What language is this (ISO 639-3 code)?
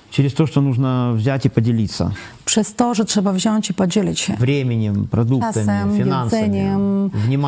pol